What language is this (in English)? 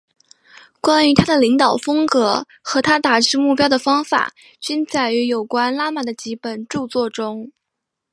Chinese